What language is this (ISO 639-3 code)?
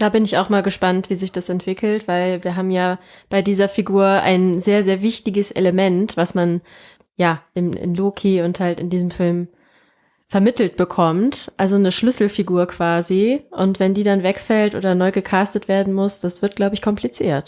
deu